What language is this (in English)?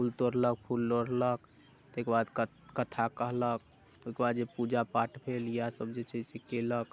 Maithili